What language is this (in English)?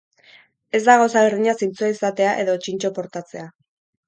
Basque